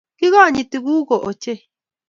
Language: Kalenjin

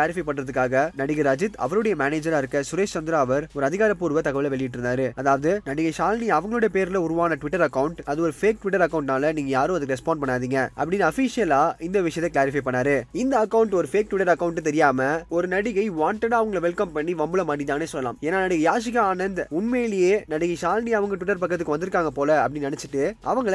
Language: Tamil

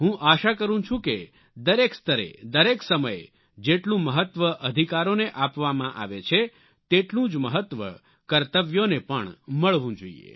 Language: Gujarati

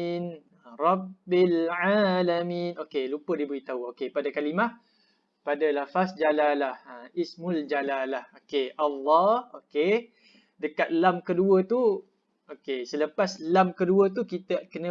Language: Malay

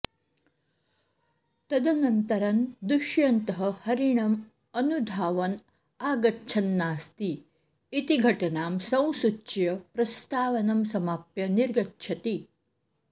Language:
Sanskrit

